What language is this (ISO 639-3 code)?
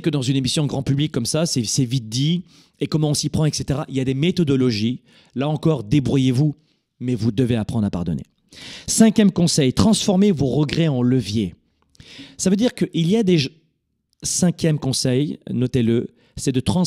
fra